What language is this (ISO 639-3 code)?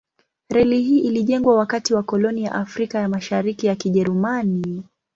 swa